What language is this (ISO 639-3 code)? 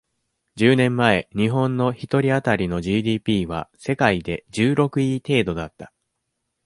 jpn